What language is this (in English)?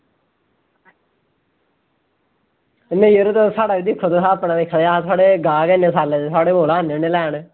Dogri